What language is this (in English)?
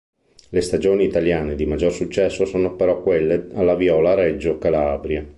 Italian